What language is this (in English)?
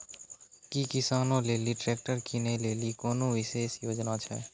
Maithili